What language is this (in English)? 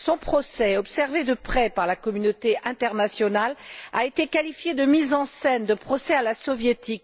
French